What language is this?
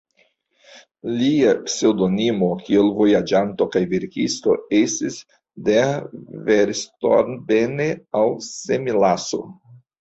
Esperanto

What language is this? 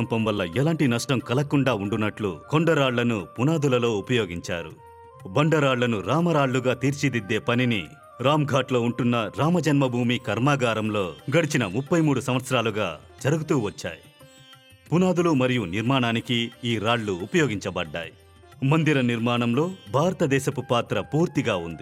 Telugu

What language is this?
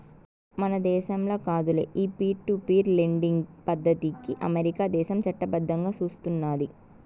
Telugu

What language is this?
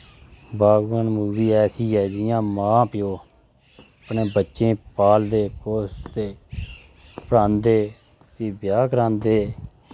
Dogri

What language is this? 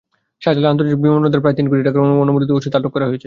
Bangla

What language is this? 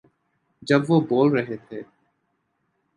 Urdu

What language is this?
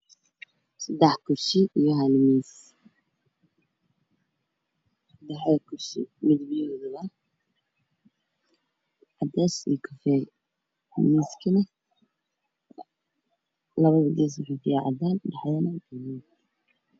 Somali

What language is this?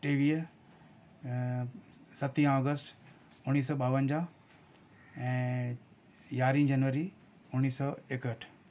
Sindhi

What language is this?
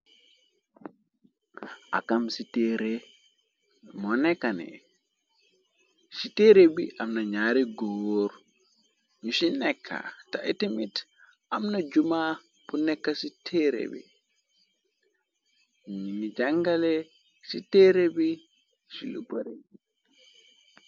Wolof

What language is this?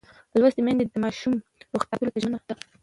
Pashto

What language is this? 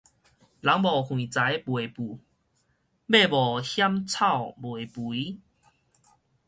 Min Nan Chinese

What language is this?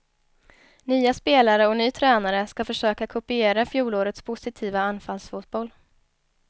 Swedish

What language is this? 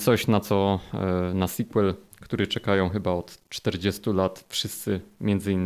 Polish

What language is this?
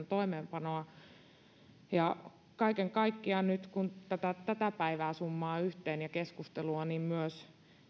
Finnish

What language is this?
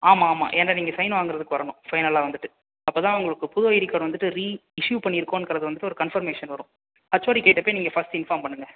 Tamil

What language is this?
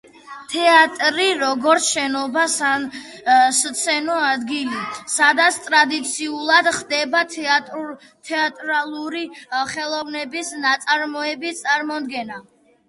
Georgian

